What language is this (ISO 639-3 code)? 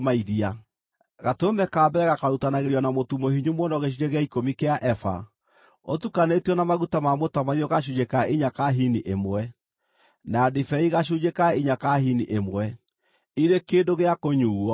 kik